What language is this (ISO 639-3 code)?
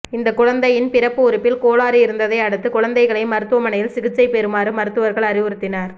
tam